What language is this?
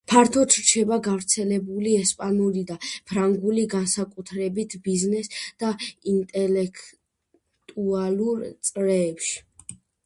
Georgian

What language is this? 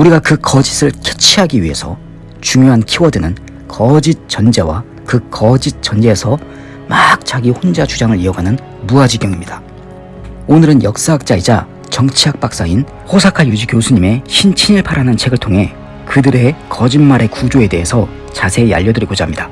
Korean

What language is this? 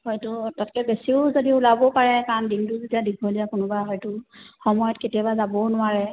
Assamese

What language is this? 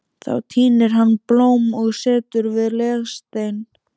Icelandic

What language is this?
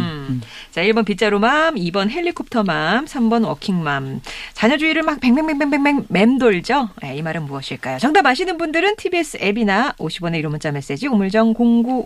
Korean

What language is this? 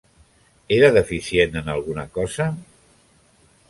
Catalan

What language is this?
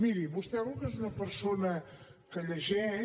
Catalan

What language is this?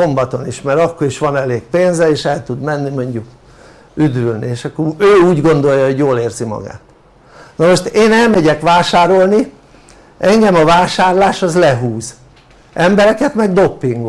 Hungarian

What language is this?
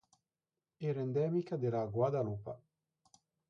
Italian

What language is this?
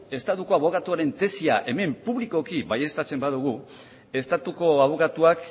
Basque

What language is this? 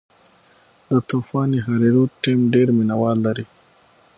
Pashto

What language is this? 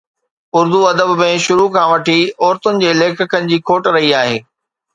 Sindhi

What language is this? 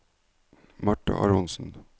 Norwegian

